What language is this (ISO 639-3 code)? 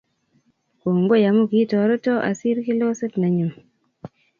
kln